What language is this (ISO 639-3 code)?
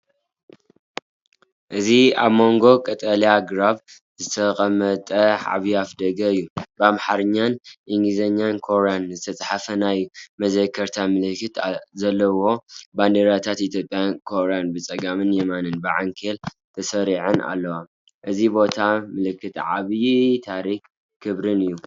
tir